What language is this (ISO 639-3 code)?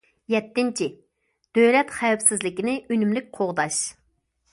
uig